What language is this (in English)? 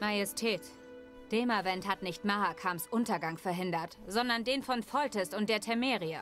German